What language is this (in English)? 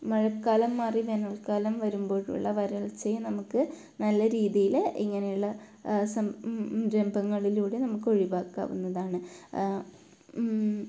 Malayalam